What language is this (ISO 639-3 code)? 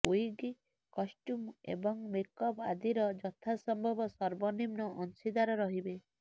ori